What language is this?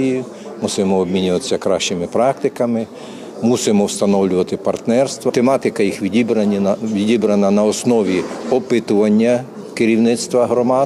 Ukrainian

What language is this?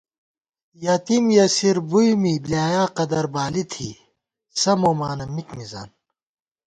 Gawar-Bati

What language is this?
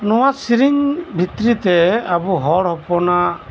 Santali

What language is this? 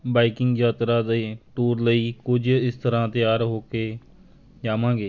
Punjabi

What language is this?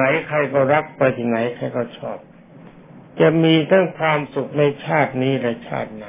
Thai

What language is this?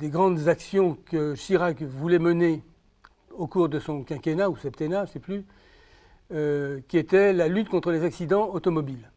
French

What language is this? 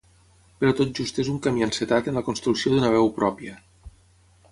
Catalan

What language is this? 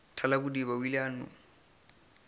Northern Sotho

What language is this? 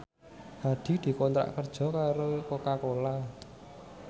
Javanese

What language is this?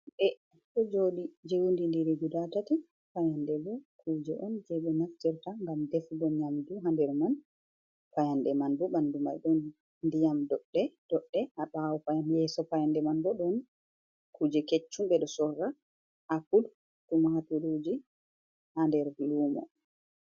Fula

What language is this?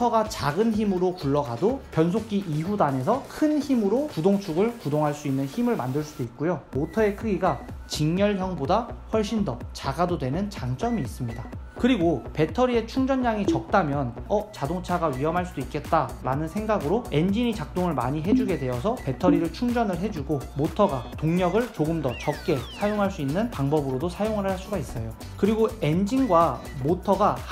Korean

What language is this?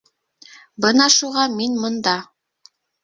Bashkir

